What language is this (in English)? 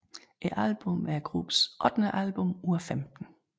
Danish